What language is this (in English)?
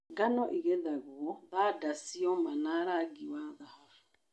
Kikuyu